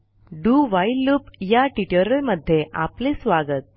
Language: Marathi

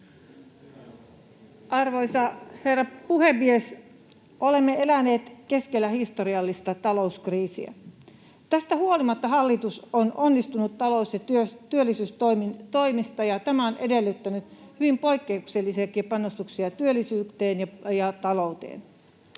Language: Finnish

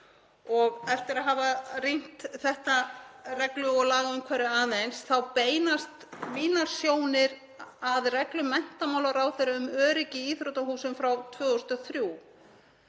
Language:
Icelandic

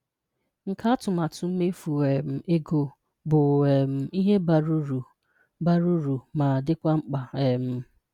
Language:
Igbo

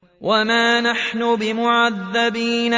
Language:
Arabic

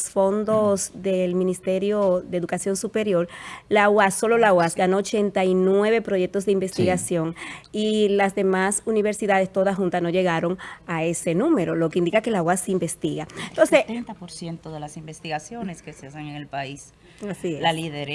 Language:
Spanish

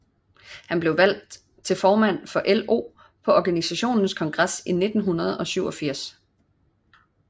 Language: Danish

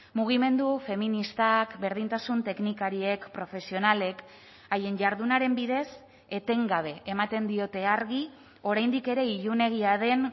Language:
Basque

